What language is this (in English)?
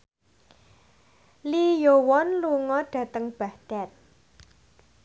Javanese